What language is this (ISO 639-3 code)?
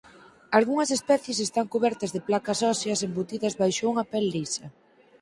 glg